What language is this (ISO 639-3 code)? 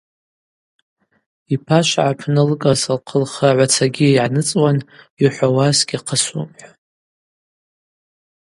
abq